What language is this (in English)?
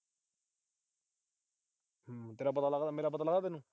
Punjabi